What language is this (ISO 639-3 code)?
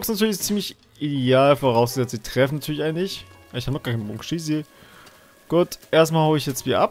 deu